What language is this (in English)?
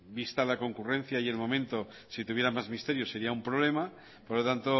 Spanish